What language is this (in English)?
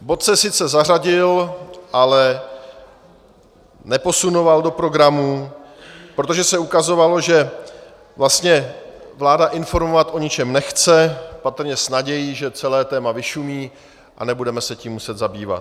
Czech